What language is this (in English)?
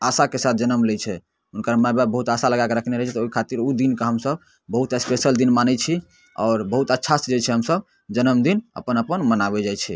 Maithili